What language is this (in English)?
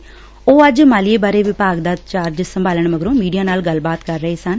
Punjabi